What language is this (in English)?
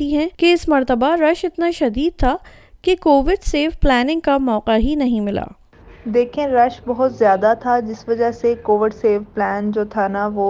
Urdu